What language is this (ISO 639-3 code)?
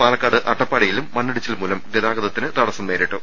mal